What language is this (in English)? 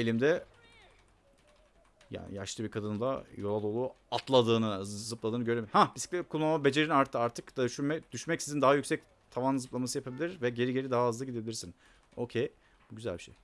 Turkish